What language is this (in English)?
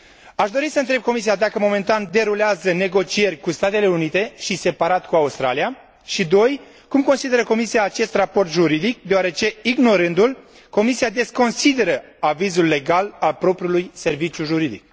Romanian